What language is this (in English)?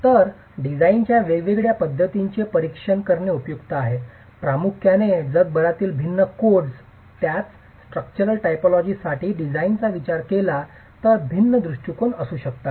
Marathi